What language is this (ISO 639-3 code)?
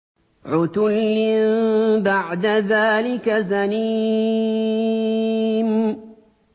ara